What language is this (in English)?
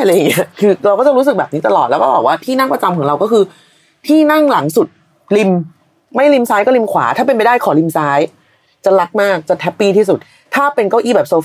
Thai